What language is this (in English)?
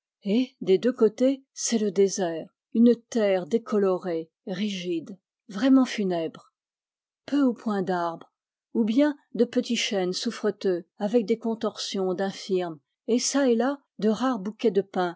French